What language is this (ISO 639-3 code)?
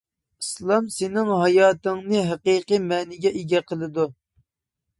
uig